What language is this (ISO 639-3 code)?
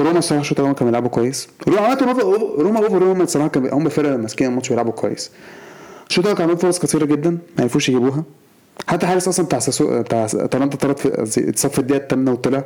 ara